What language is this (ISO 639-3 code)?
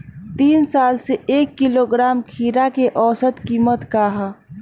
bho